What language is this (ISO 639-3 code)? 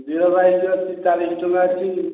ori